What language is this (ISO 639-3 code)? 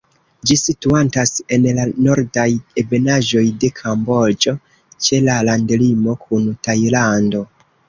epo